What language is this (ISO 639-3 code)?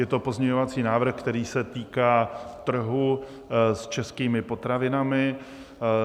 ces